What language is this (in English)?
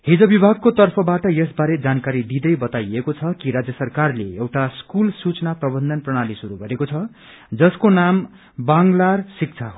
Nepali